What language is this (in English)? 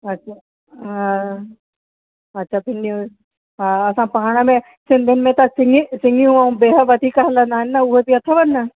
Sindhi